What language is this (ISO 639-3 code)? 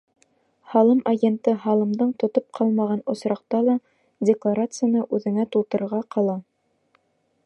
bak